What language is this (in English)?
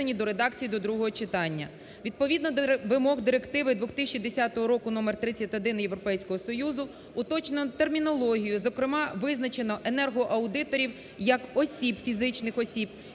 Ukrainian